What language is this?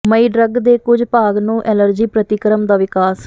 Punjabi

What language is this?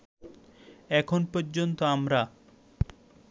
Bangla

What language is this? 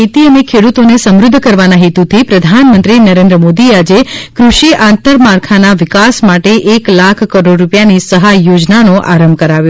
Gujarati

